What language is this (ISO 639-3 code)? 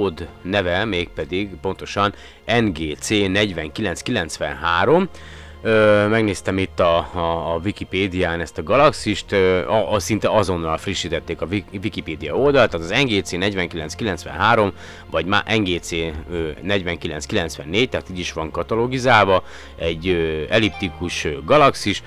hun